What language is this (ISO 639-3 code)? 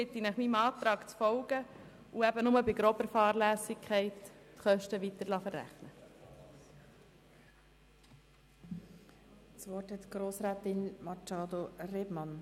gsw